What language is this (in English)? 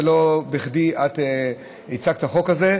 Hebrew